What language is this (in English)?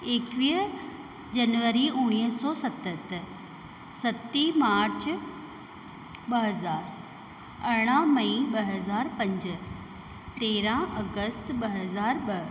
Sindhi